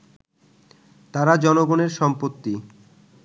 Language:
Bangla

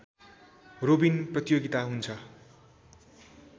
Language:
Nepali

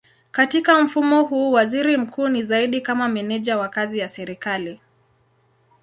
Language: Swahili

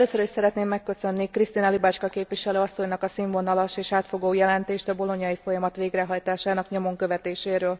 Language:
Hungarian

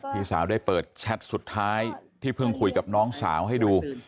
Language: Thai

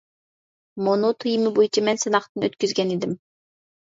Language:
Uyghur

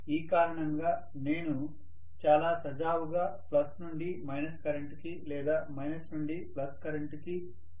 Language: Telugu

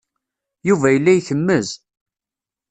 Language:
Kabyle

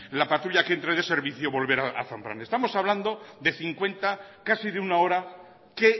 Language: Spanish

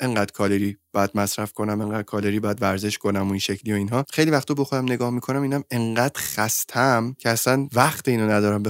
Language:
Persian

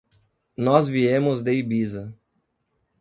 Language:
Portuguese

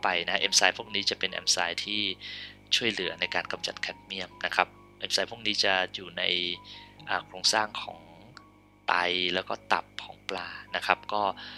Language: Thai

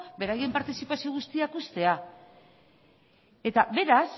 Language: Basque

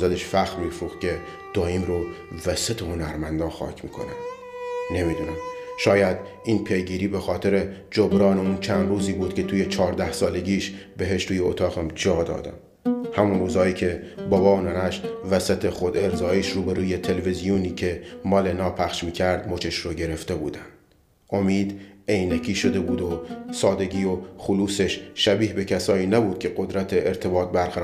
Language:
Persian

